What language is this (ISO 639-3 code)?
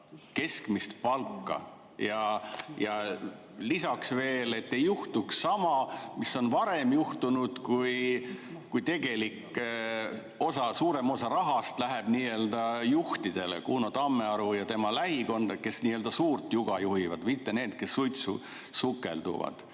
est